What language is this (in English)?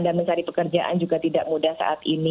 Indonesian